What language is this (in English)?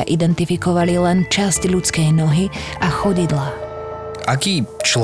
Slovak